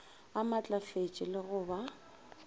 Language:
Northern Sotho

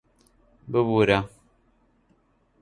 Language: Central Kurdish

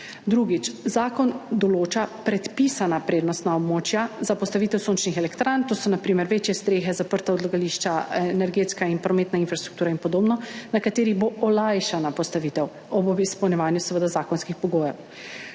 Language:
Slovenian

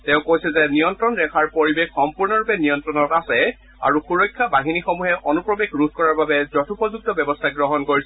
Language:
Assamese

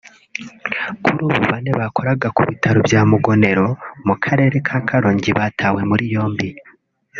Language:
Kinyarwanda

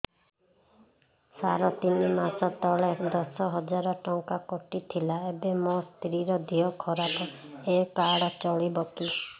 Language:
Odia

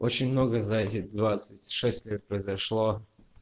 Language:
Russian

